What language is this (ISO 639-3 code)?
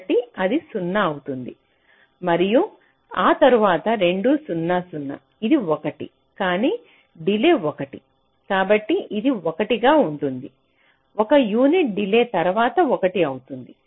tel